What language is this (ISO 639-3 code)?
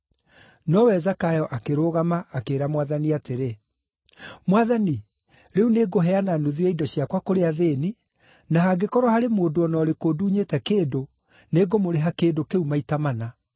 kik